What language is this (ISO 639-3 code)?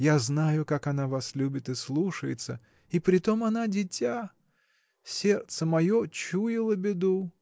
rus